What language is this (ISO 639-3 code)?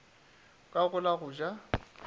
nso